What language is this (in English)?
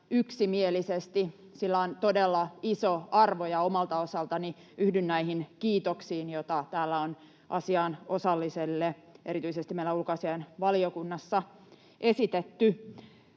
Finnish